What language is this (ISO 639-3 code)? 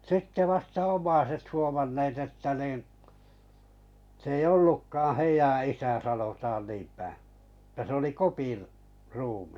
fin